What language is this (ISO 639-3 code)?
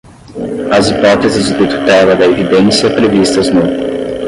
por